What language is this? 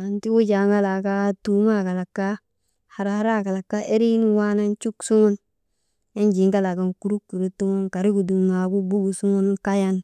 Maba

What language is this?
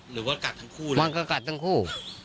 Thai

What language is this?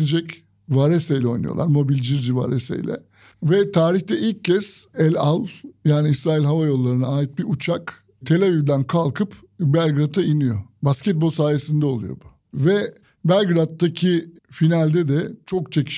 Turkish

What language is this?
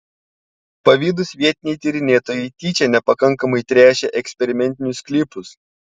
Lithuanian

